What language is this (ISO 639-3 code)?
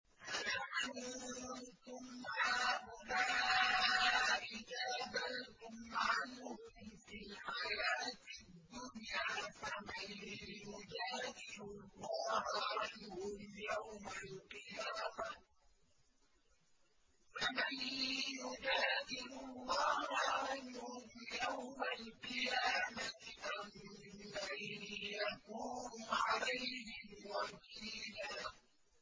ara